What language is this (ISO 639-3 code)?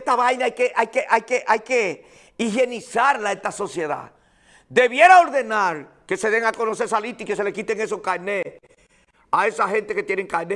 spa